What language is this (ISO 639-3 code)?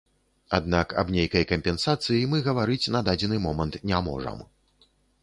bel